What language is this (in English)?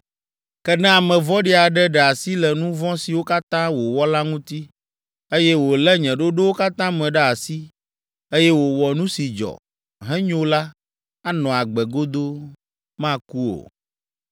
Ewe